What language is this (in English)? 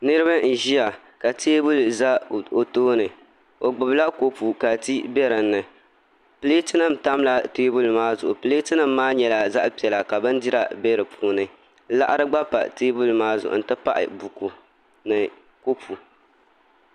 Dagbani